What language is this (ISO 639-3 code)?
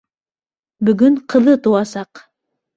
bak